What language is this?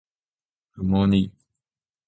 Japanese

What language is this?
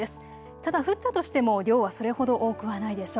Japanese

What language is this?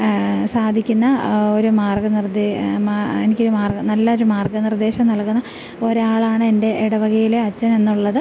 Malayalam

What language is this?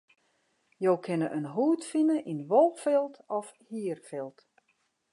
Western Frisian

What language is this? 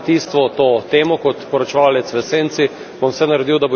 Slovenian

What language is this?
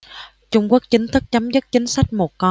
Vietnamese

